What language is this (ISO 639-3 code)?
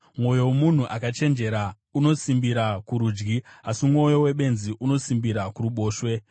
sna